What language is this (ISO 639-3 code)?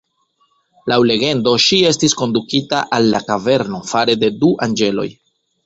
epo